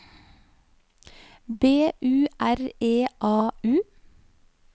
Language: Norwegian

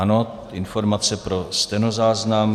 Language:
Czech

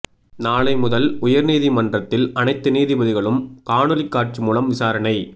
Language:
Tamil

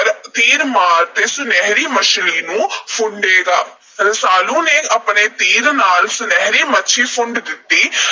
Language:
Punjabi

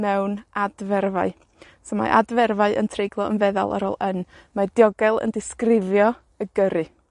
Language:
Welsh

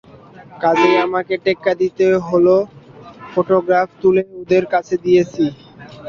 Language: Bangla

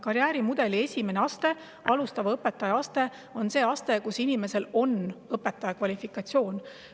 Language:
Estonian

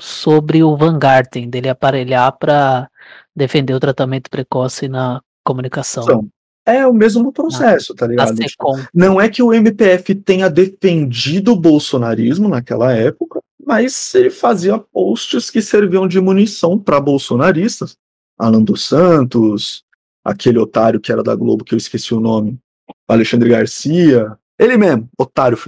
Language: Portuguese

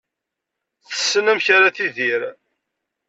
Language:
Kabyle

